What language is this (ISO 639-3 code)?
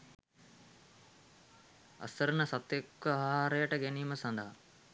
sin